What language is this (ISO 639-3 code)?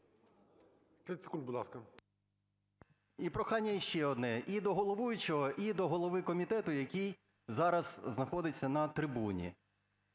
ukr